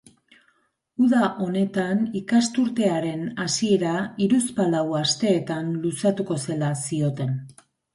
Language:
Basque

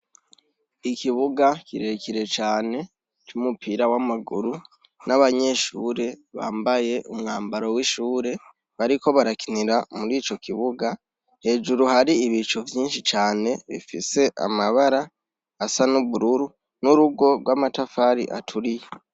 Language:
Rundi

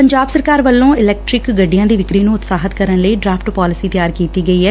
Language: Punjabi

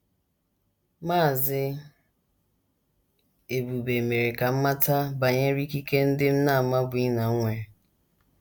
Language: Igbo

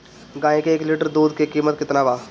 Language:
Bhojpuri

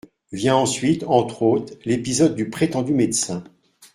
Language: French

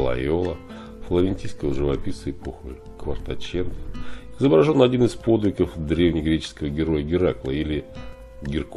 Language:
Russian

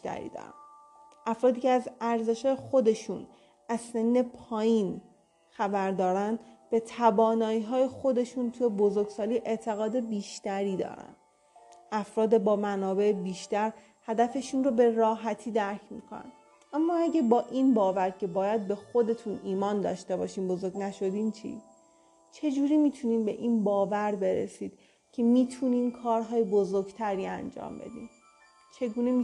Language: Persian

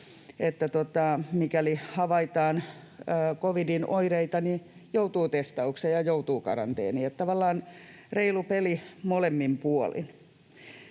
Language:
Finnish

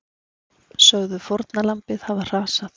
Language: Icelandic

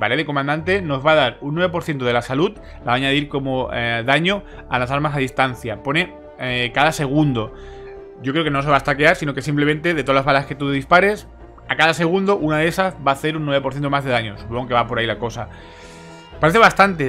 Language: Spanish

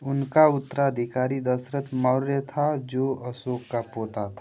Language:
Hindi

